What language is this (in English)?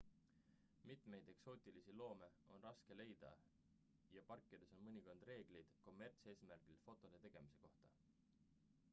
Estonian